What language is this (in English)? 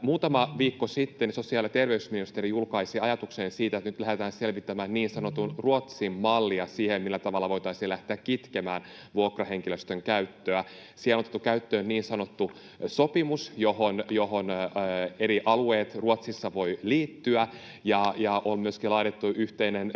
Finnish